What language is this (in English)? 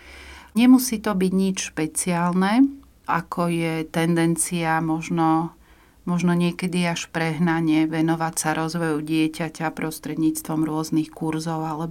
Slovak